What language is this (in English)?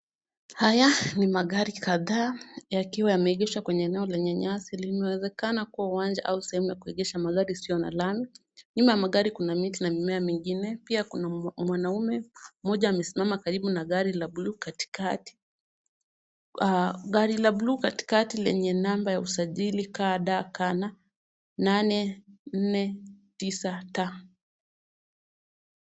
Swahili